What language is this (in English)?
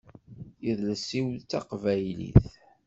Kabyle